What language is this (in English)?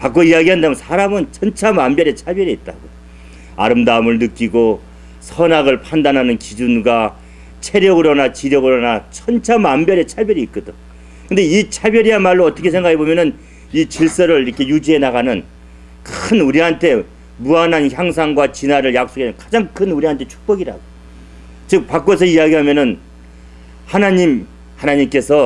Korean